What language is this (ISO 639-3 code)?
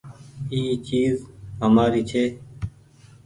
gig